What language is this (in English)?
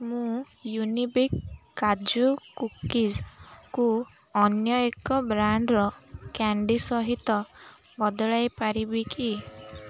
Odia